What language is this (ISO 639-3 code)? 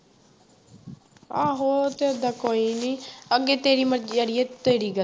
pan